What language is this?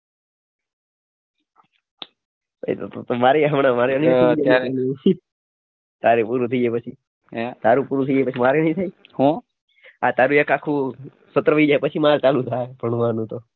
Gujarati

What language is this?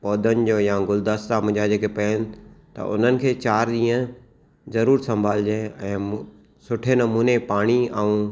Sindhi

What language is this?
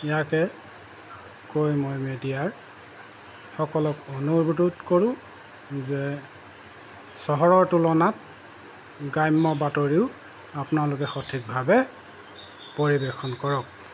Assamese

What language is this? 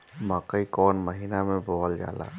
Bhojpuri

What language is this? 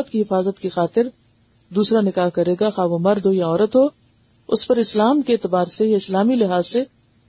Urdu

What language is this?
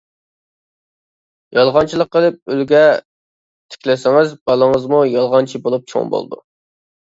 Uyghur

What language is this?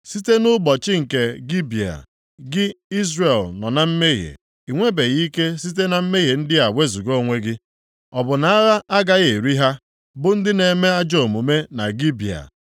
Igbo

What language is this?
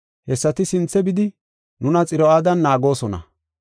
Gofa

